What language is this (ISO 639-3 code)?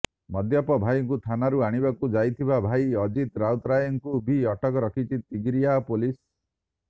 ori